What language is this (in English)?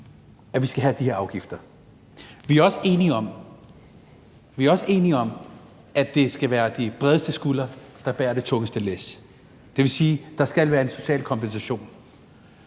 Danish